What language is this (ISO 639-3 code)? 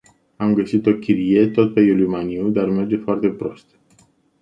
ron